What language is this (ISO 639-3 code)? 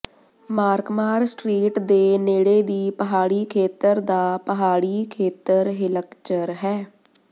pan